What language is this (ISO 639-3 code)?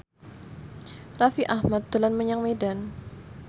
jav